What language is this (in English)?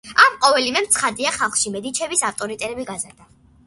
Georgian